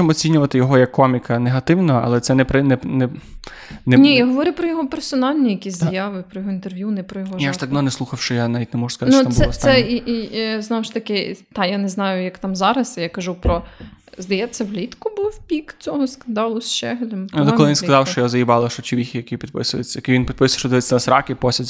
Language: Ukrainian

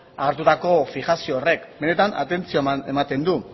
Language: Basque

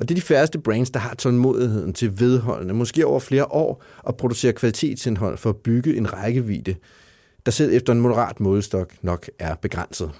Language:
Danish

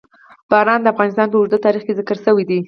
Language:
Pashto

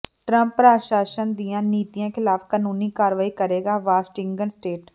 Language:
Punjabi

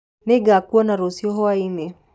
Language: Kikuyu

